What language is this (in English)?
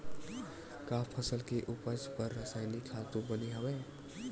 Chhattisgarhi